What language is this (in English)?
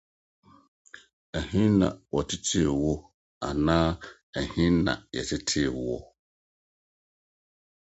Akan